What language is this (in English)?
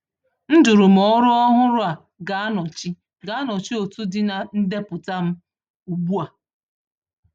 Igbo